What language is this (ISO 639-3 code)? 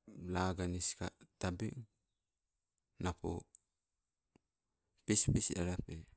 nco